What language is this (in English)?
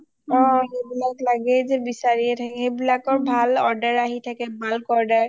Assamese